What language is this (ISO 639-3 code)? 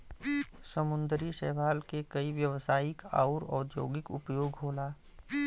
bho